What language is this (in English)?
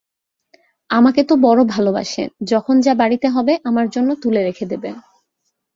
Bangla